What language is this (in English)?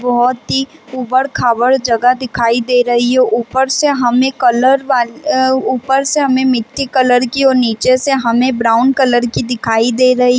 Hindi